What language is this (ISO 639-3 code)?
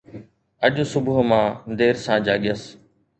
snd